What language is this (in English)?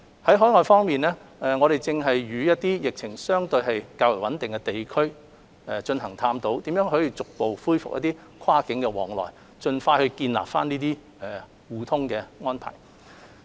Cantonese